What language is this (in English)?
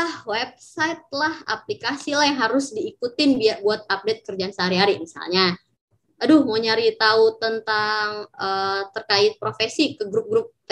Indonesian